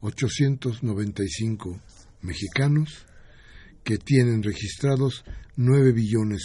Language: Spanish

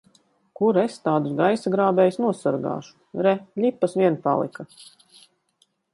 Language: Latvian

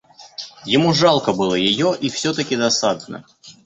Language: Russian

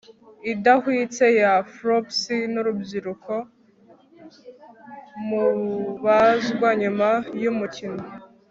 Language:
Kinyarwanda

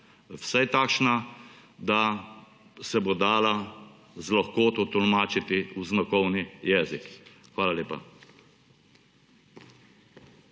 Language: Slovenian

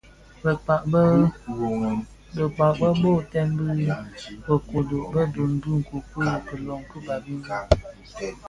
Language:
Bafia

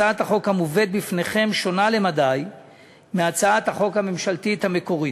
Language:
Hebrew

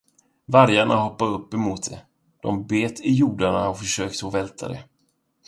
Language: Swedish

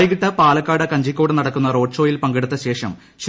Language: Malayalam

